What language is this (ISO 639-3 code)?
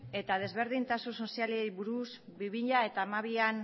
eus